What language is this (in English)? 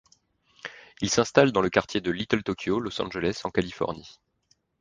French